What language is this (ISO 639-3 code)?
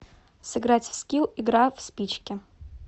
rus